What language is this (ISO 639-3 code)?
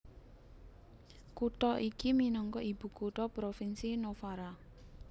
jav